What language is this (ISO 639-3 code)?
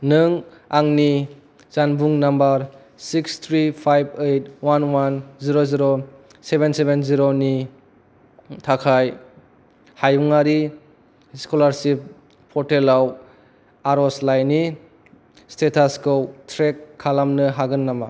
brx